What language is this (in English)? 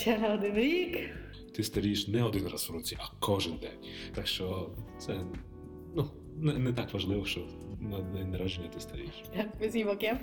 Ukrainian